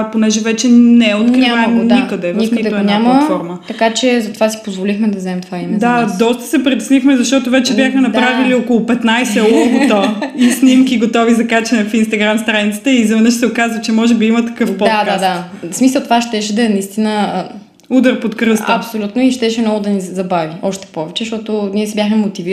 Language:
Bulgarian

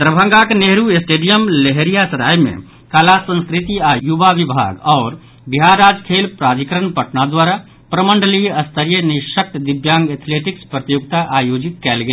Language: Maithili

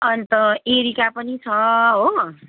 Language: Nepali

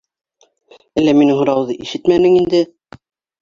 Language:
Bashkir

